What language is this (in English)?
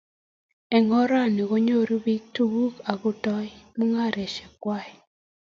Kalenjin